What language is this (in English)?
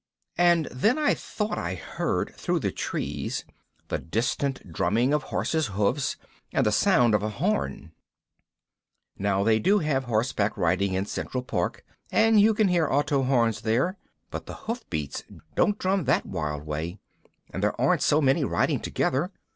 English